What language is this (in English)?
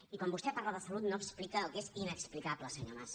Catalan